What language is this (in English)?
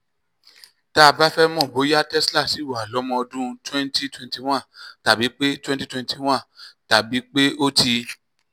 Yoruba